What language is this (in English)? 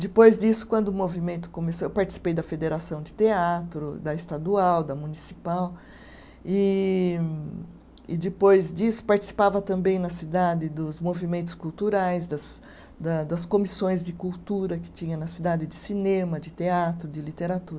Portuguese